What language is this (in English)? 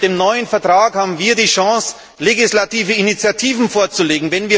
German